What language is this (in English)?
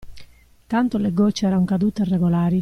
Italian